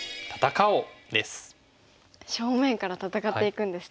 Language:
Japanese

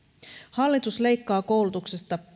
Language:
Finnish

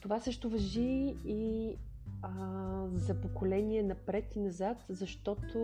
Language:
Bulgarian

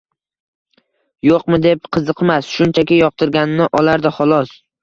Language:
Uzbek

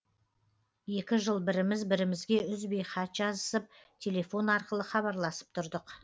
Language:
Kazakh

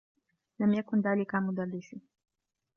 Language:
Arabic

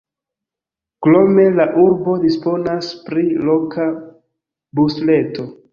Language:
Esperanto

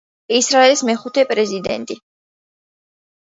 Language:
Georgian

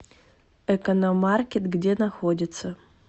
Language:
Russian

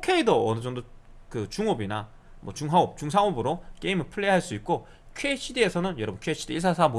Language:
Korean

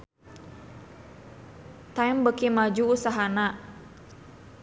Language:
Sundanese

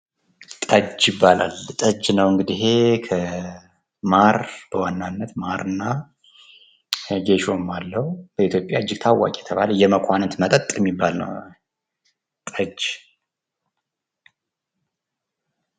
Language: Amharic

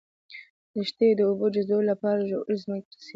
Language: Pashto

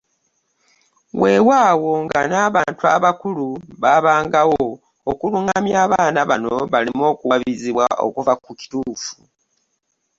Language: Ganda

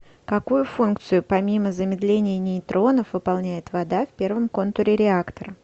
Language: Russian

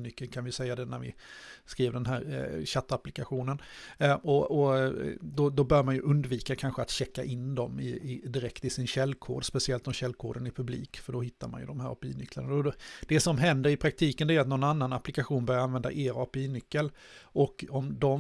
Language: Swedish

